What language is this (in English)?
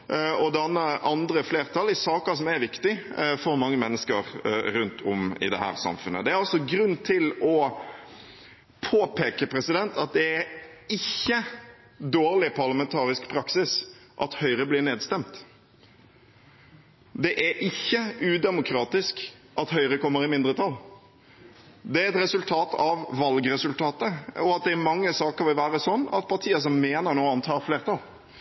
Norwegian Bokmål